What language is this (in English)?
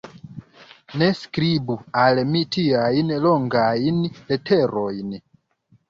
Esperanto